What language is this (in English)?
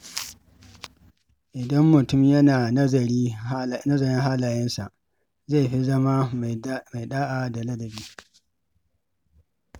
Hausa